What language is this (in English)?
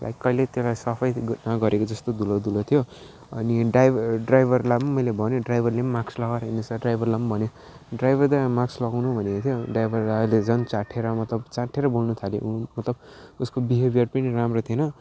Nepali